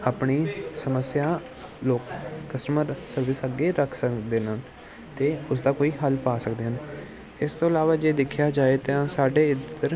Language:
Punjabi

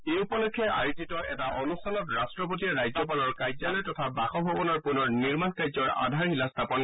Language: Assamese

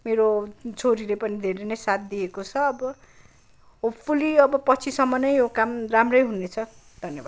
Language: Nepali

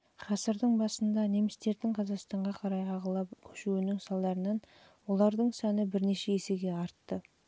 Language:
Kazakh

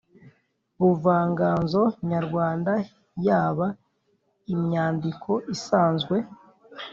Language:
Kinyarwanda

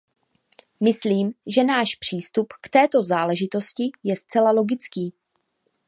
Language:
Czech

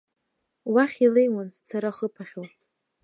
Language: Abkhazian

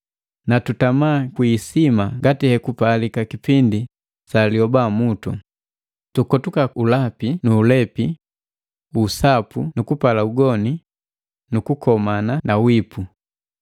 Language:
Matengo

